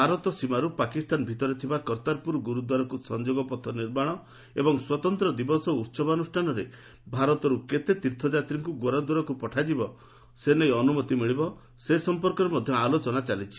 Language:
Odia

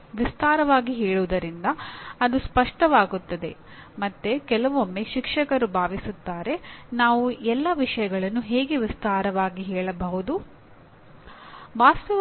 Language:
Kannada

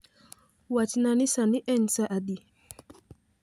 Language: Luo (Kenya and Tanzania)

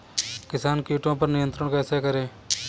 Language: Hindi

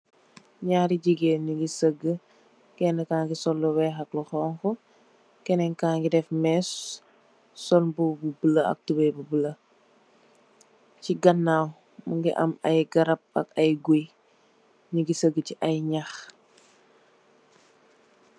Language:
Wolof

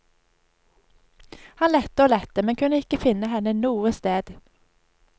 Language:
Norwegian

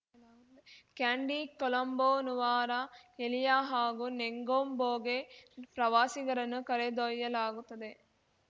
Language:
Kannada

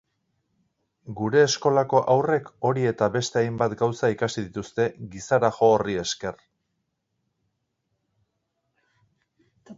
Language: Basque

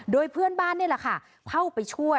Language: Thai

